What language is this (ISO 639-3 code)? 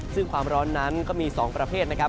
tha